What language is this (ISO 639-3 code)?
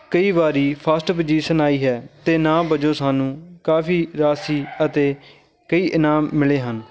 pan